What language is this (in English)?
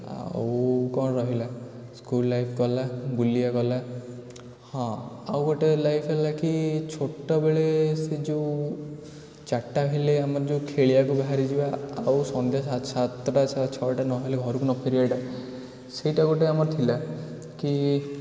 Odia